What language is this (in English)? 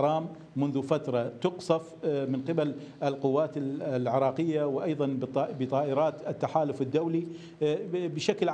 Arabic